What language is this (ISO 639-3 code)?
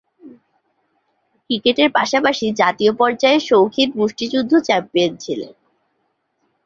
ben